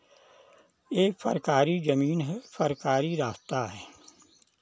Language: Hindi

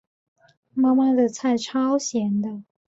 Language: Chinese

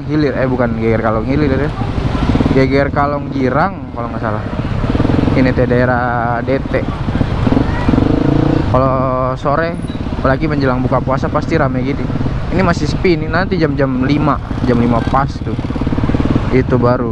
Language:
Indonesian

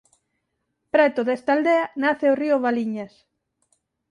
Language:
Galician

